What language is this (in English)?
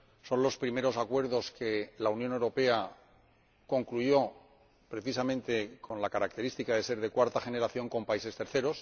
Spanish